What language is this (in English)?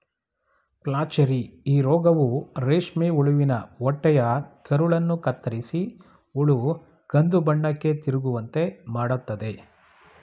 Kannada